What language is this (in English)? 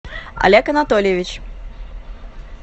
Russian